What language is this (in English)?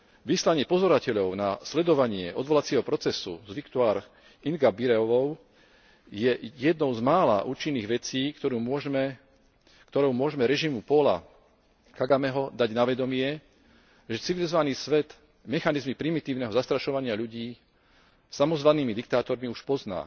Slovak